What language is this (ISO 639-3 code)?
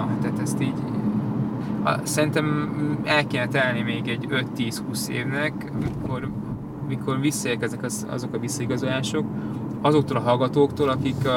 hun